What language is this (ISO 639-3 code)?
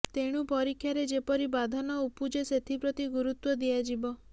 ori